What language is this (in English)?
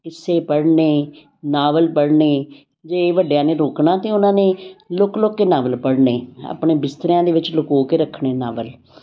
Punjabi